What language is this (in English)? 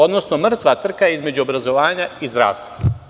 Serbian